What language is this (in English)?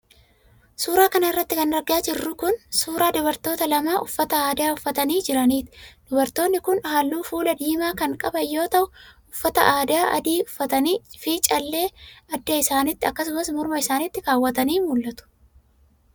Oromo